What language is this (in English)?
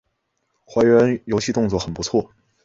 Chinese